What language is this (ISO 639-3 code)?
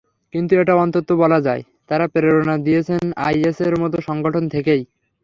ben